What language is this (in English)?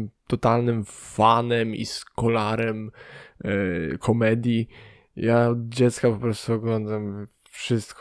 Polish